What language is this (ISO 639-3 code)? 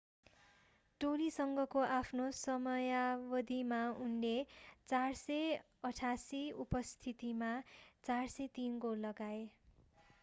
nep